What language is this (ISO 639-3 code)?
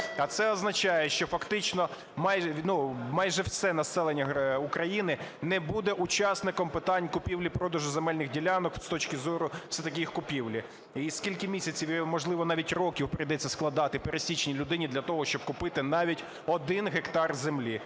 ukr